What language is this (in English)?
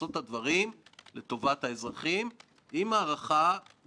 Hebrew